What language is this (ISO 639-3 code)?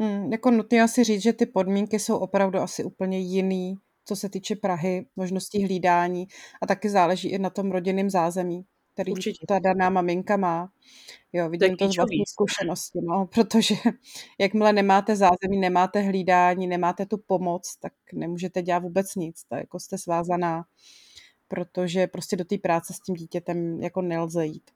ces